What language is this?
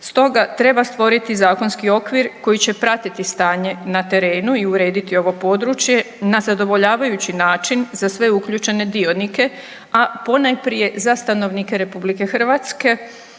Croatian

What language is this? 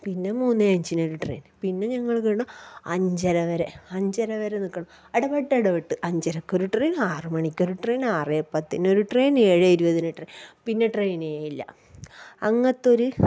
Malayalam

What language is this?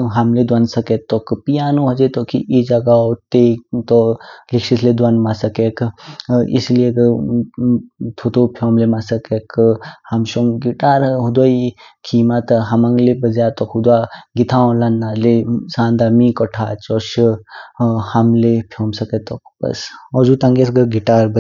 Kinnauri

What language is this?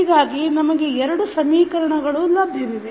Kannada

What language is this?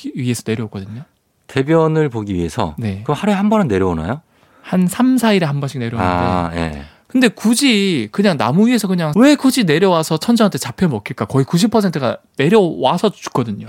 Korean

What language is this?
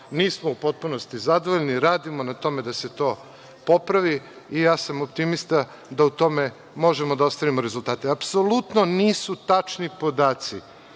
Serbian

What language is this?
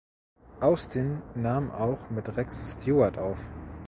German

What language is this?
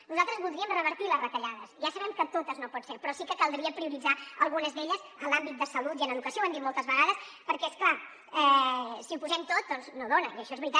Catalan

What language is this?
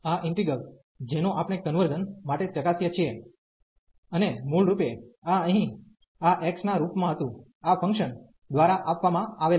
Gujarati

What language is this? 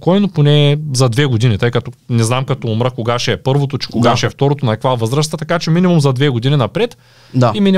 Bulgarian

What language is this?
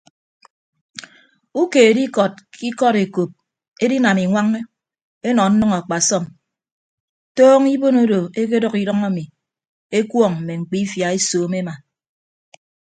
Ibibio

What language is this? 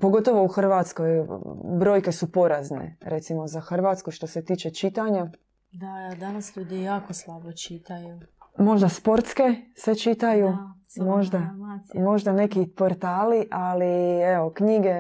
Croatian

